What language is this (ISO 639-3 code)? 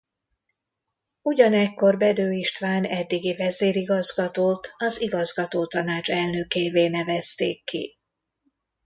hun